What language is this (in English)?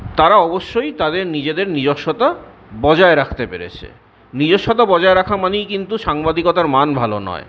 Bangla